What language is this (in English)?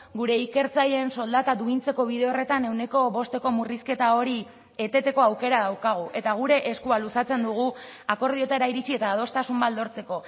Basque